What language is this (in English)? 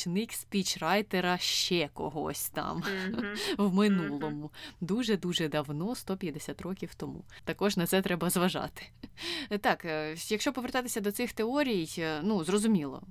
Ukrainian